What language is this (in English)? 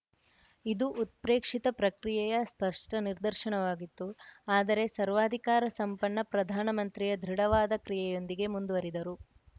Kannada